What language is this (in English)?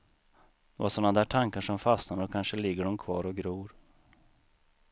Swedish